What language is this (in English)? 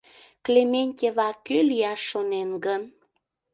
Mari